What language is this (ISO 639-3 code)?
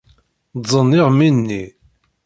kab